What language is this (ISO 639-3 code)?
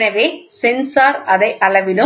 tam